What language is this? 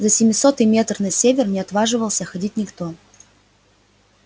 Russian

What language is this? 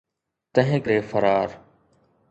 Sindhi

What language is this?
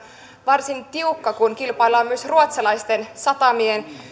Finnish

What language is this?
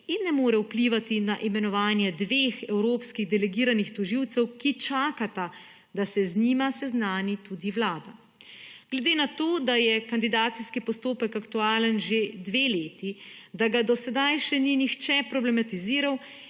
Slovenian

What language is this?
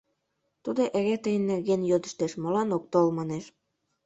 Mari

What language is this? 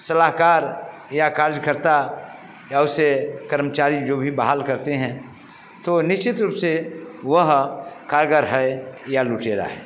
Hindi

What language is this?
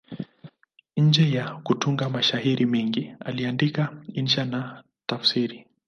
Swahili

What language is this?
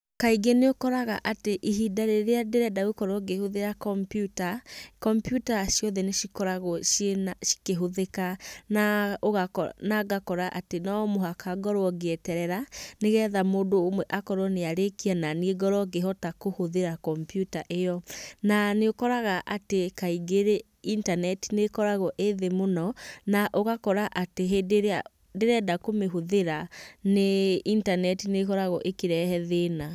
Kikuyu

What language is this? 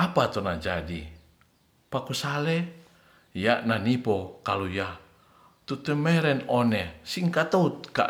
Ratahan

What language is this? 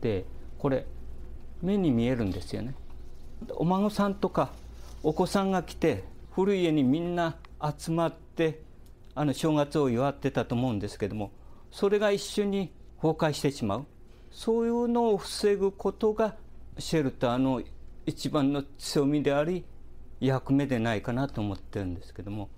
Japanese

